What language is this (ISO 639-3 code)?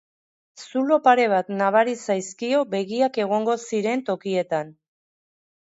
eus